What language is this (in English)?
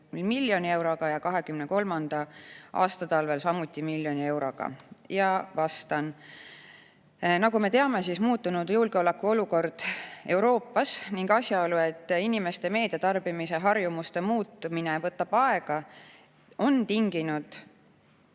Estonian